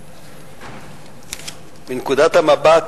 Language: Hebrew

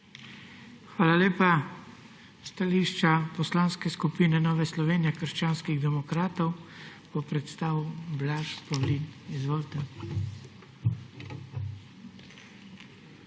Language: Slovenian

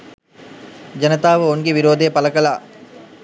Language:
Sinhala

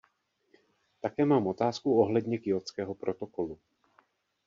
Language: Czech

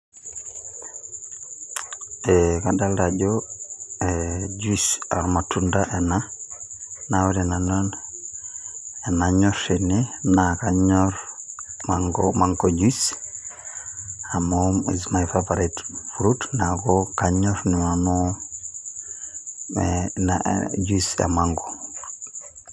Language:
Masai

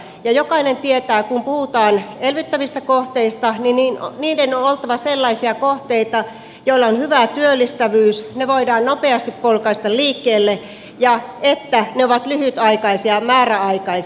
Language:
Finnish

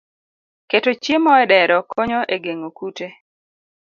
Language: Luo (Kenya and Tanzania)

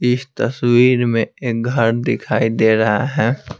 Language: Hindi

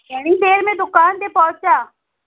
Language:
Sindhi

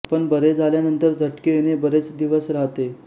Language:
Marathi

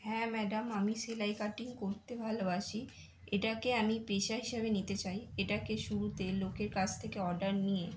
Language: Bangla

